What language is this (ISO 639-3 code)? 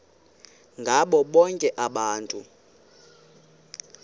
xho